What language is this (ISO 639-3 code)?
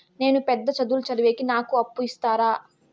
tel